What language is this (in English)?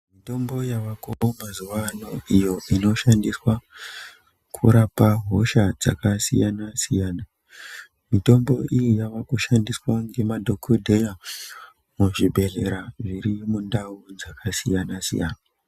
Ndau